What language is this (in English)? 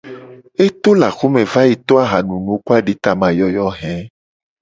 Gen